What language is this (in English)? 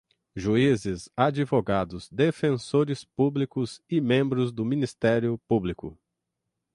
Portuguese